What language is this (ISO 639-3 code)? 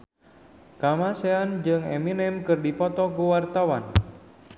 sun